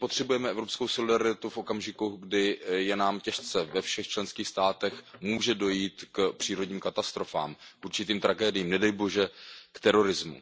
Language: Czech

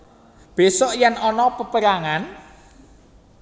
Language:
Javanese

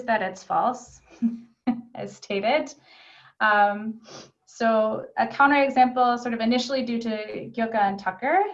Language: English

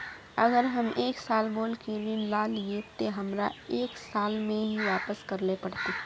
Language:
Magahi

